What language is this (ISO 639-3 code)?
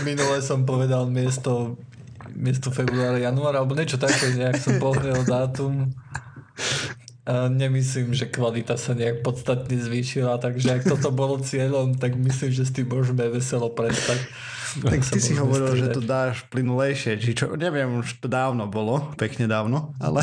slk